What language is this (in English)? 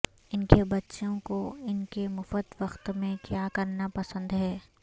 Urdu